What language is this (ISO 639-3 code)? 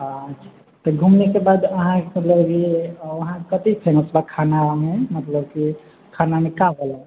mai